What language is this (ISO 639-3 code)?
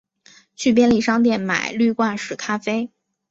zho